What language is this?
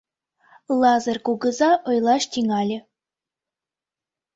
Mari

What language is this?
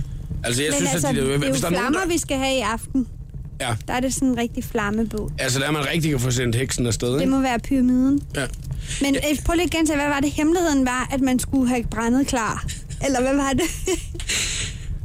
Danish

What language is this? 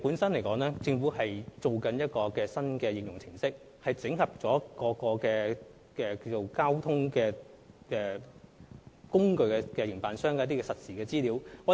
Cantonese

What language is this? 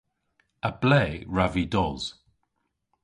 Cornish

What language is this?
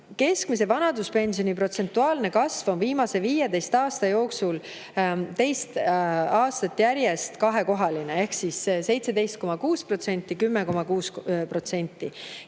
Estonian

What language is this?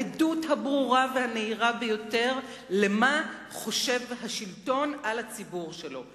Hebrew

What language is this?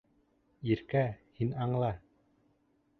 Bashkir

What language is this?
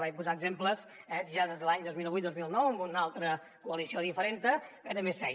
Catalan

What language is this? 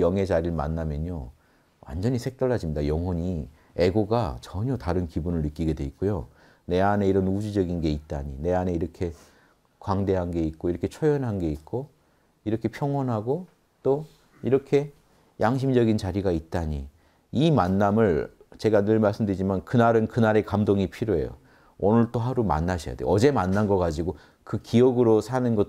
Korean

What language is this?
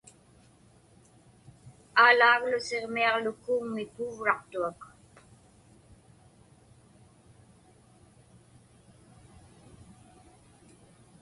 Inupiaq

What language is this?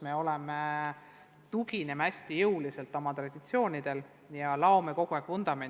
Estonian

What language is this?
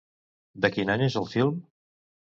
Catalan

